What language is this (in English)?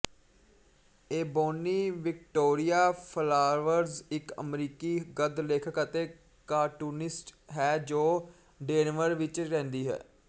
Punjabi